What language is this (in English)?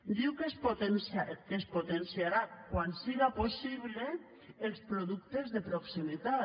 Catalan